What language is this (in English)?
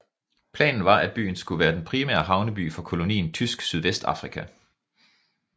Danish